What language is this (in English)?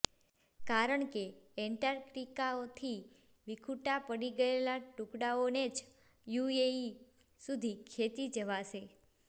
Gujarati